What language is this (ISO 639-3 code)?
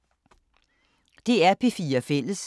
dan